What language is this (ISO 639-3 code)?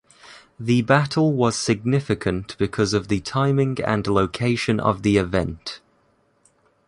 eng